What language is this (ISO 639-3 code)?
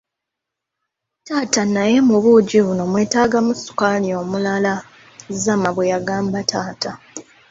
lug